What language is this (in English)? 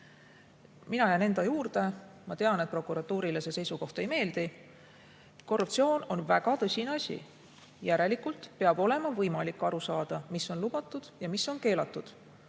Estonian